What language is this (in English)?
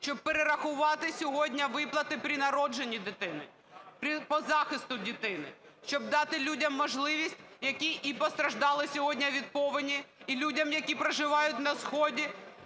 Ukrainian